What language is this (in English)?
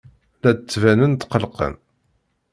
Kabyle